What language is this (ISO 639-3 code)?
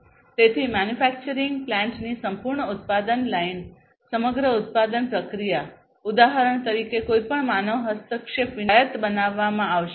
guj